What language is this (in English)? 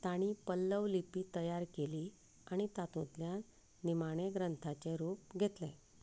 Konkani